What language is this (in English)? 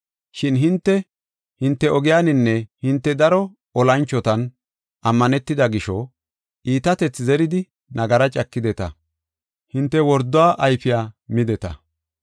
Gofa